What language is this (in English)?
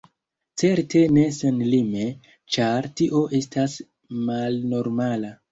Esperanto